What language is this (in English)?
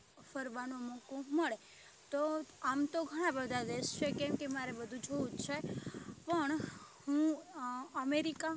Gujarati